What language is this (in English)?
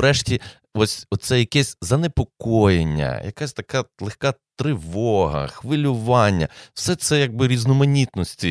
Ukrainian